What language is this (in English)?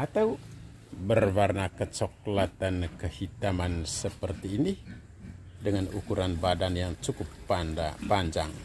Indonesian